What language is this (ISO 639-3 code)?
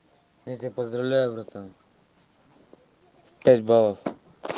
rus